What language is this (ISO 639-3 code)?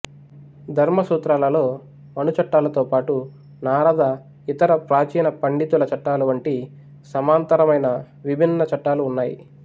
tel